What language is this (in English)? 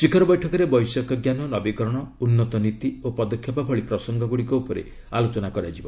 Odia